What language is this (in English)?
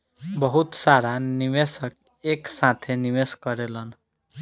Bhojpuri